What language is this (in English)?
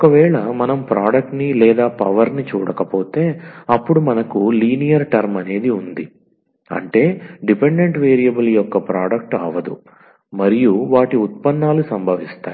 Telugu